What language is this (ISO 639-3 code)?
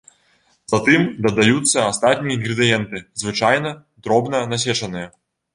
bel